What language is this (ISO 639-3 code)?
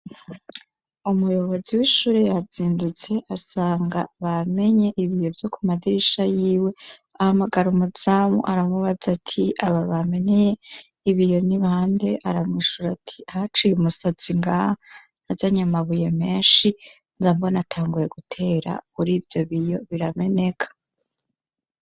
run